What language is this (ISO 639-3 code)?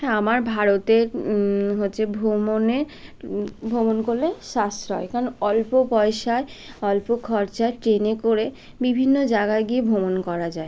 ben